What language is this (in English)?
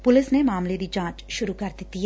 Punjabi